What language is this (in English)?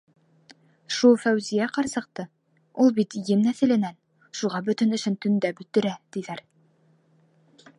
Bashkir